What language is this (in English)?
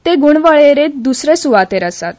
Konkani